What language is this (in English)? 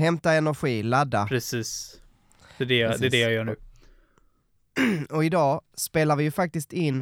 Swedish